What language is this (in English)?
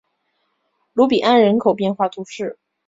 Chinese